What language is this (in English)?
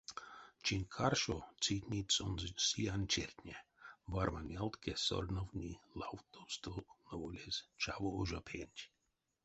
Erzya